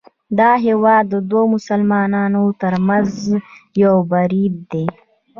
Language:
Pashto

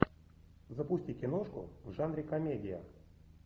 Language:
Russian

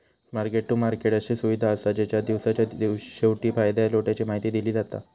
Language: Marathi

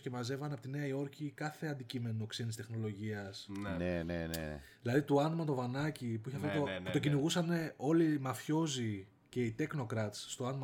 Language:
Greek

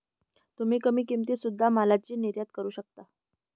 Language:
Marathi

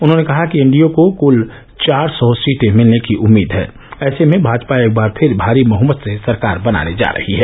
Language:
Hindi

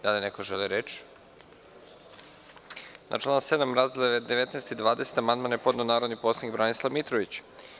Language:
Serbian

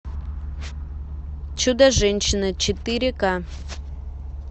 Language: Russian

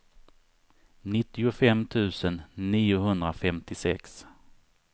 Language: Swedish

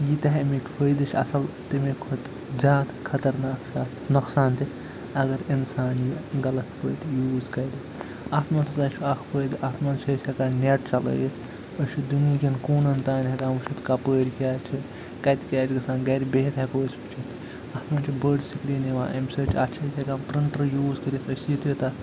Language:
Kashmiri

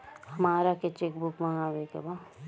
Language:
Bhojpuri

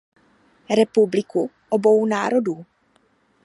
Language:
Czech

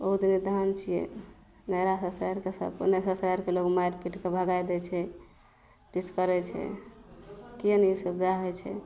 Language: Maithili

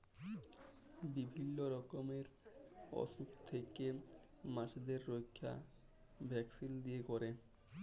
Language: Bangla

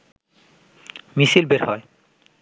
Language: Bangla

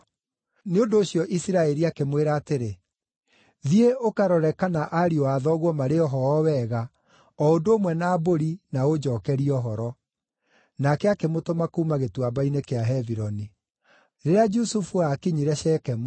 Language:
Kikuyu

